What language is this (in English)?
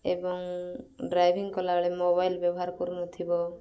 Odia